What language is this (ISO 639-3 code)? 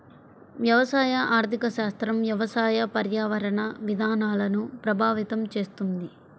tel